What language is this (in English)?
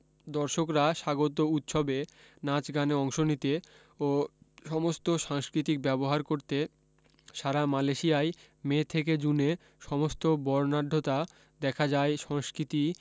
Bangla